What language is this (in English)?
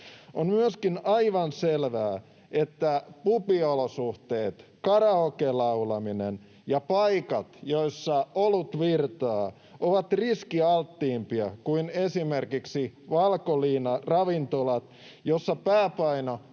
Finnish